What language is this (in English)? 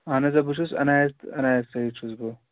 Kashmiri